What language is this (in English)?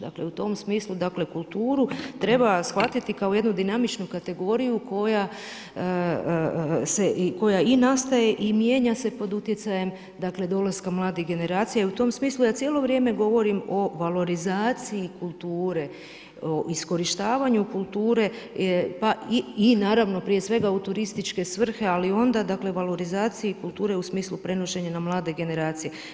Croatian